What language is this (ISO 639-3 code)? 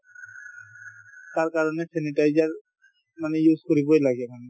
asm